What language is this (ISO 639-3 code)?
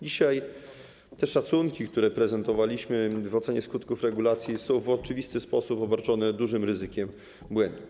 pol